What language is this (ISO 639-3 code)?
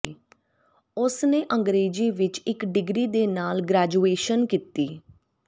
pan